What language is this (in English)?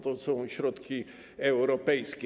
Polish